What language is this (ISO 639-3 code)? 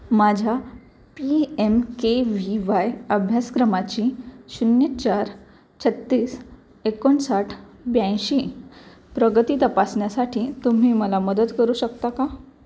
mar